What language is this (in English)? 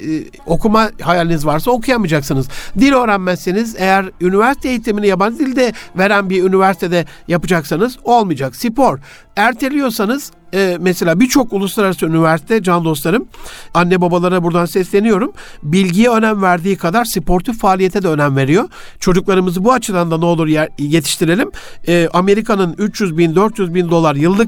Turkish